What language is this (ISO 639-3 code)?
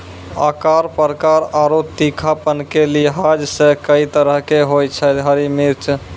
mai